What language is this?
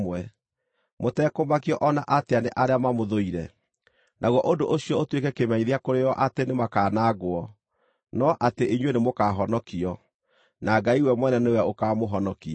Kikuyu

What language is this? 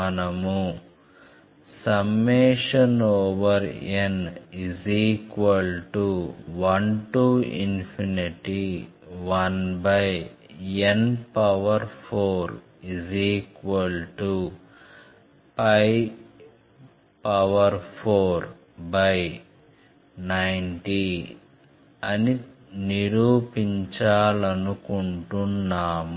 Telugu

